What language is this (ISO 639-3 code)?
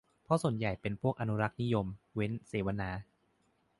tha